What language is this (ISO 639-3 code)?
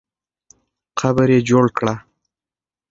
pus